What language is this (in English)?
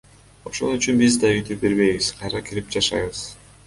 Kyrgyz